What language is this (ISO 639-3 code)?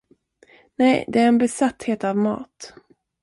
swe